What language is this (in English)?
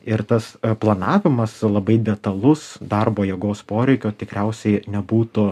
Lithuanian